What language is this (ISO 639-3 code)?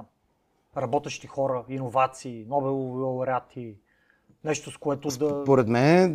bul